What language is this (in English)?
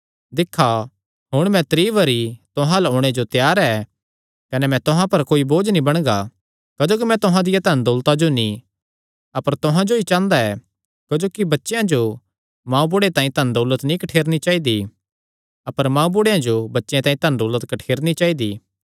Kangri